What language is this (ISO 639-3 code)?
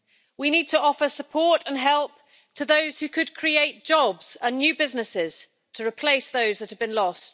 eng